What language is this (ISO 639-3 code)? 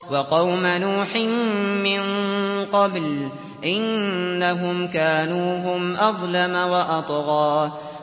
ara